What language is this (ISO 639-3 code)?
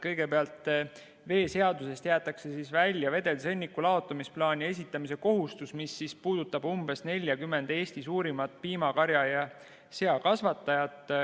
est